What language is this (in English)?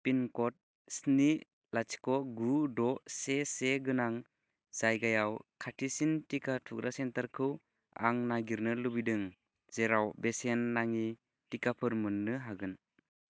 Bodo